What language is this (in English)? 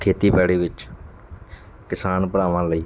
Punjabi